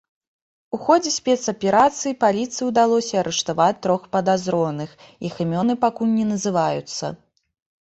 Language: Belarusian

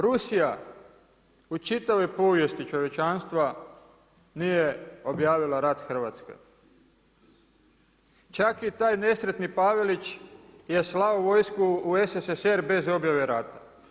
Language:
Croatian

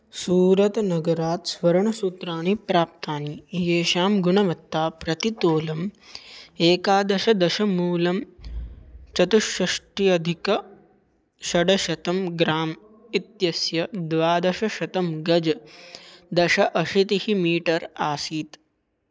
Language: Sanskrit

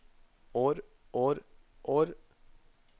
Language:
Norwegian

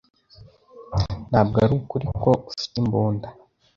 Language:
Kinyarwanda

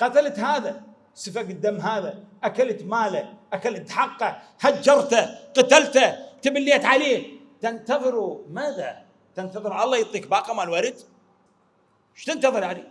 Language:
Arabic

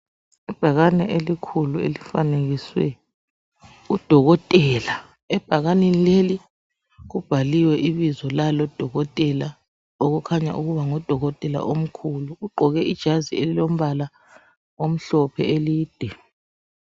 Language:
North Ndebele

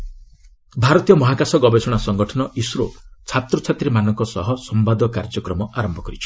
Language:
Odia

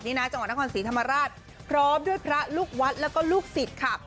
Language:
Thai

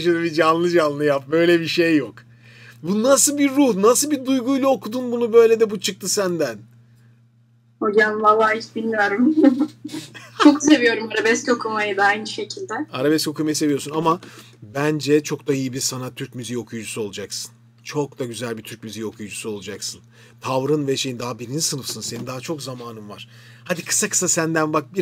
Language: Turkish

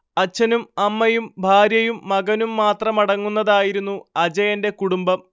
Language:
Malayalam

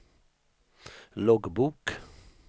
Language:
Swedish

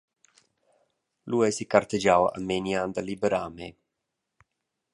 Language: Romansh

